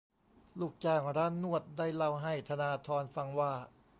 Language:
Thai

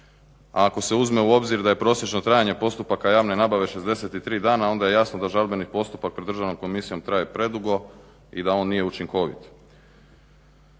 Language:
Croatian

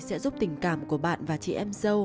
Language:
Vietnamese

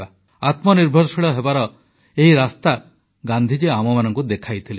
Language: Odia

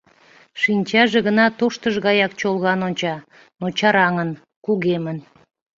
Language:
Mari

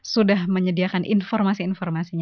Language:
Indonesian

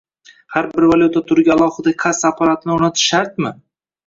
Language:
Uzbek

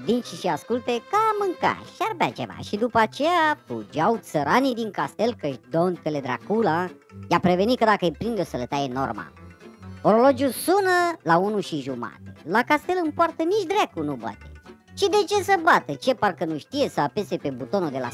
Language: Romanian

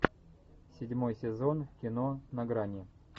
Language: Russian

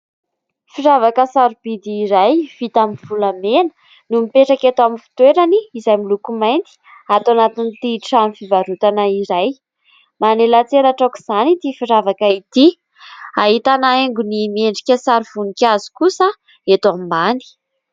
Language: Malagasy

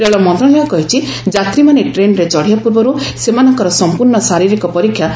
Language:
Odia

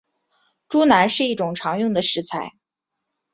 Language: Chinese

